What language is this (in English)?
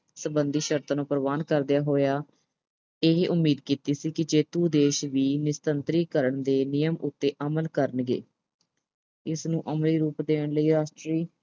Punjabi